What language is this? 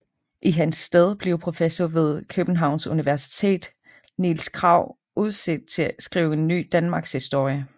Danish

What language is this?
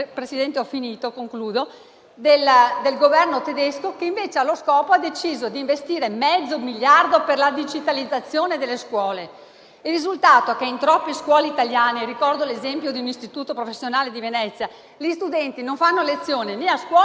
Italian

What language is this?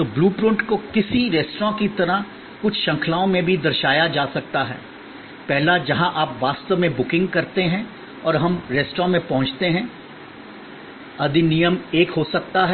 Hindi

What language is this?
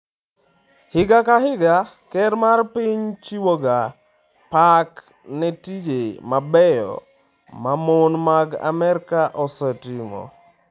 Luo (Kenya and Tanzania)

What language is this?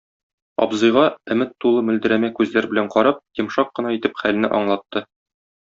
Tatar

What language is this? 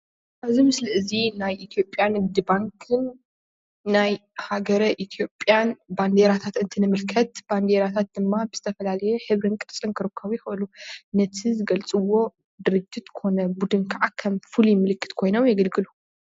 Tigrinya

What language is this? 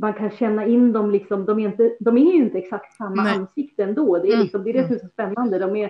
Swedish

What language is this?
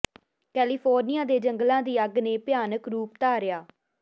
Punjabi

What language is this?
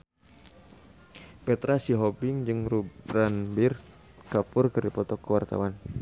Sundanese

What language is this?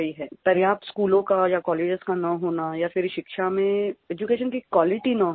Hindi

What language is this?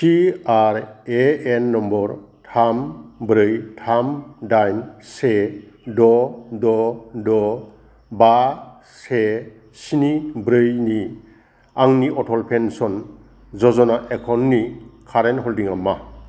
Bodo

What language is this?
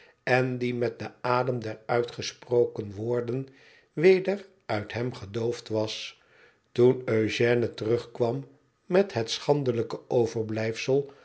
Dutch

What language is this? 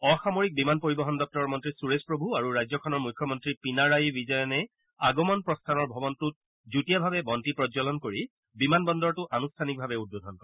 Assamese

